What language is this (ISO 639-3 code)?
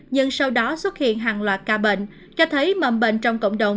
vie